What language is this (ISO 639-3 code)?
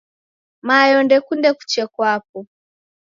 dav